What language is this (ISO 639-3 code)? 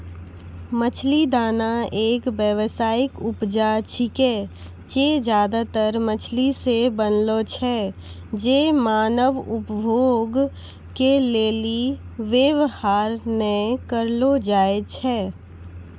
mai